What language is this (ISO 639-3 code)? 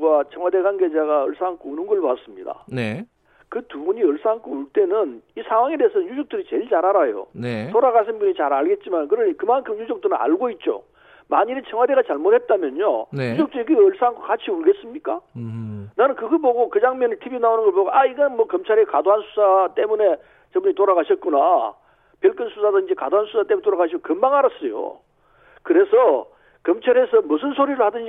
kor